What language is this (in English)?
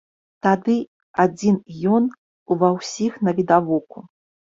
Belarusian